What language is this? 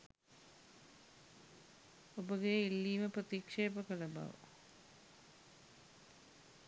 Sinhala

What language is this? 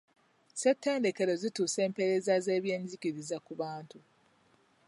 Ganda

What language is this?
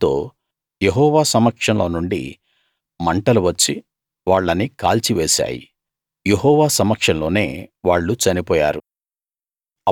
Telugu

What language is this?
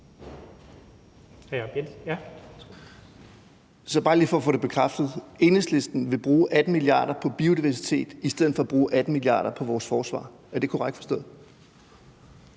Danish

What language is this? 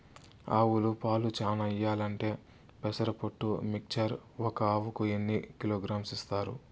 Telugu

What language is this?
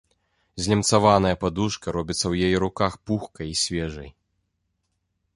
Belarusian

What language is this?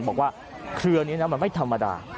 Thai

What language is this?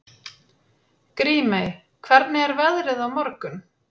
Icelandic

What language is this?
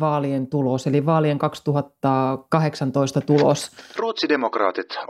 Finnish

